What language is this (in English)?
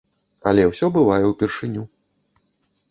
Belarusian